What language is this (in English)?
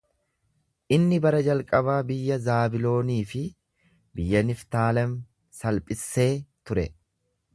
Oromo